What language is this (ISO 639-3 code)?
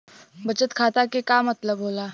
bho